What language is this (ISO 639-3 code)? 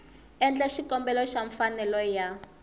tso